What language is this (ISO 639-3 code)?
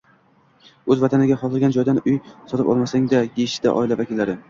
uzb